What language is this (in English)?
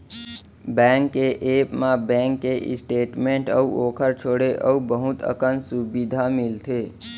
Chhattisgarhi